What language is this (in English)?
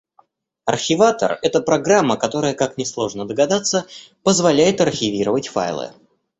Russian